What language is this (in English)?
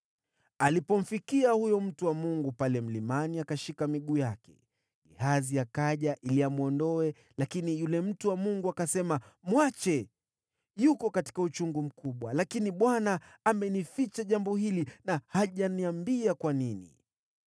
Swahili